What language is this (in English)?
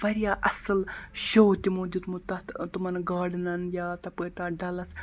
Kashmiri